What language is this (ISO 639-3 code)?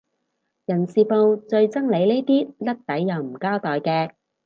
yue